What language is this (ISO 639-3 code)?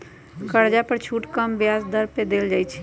mag